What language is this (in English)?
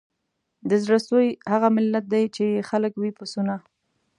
Pashto